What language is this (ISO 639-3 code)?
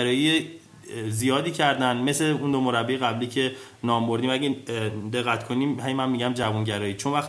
fas